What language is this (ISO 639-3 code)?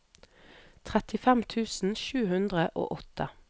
nor